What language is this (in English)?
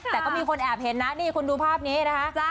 Thai